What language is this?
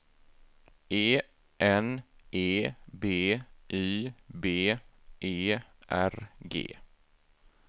Swedish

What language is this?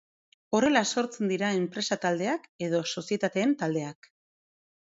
Basque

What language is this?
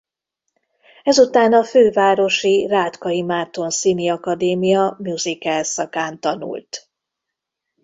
Hungarian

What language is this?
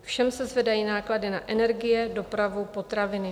Czech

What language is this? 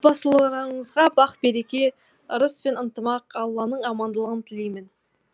Kazakh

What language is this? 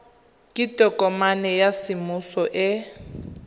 Tswana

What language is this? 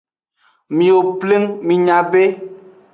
Aja (Benin)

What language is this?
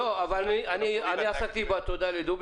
Hebrew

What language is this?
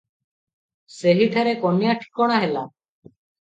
Odia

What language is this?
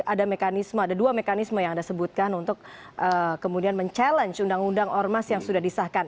Indonesian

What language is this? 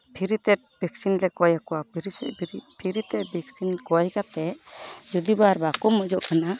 Santali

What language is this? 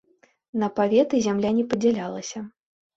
Belarusian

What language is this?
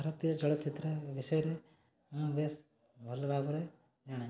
Odia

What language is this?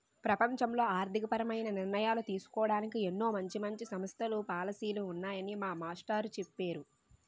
Telugu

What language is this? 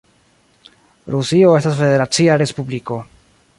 Esperanto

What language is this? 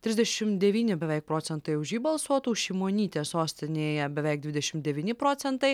Lithuanian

